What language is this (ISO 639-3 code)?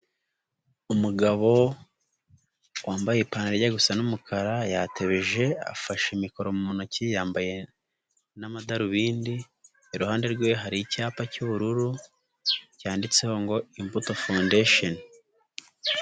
kin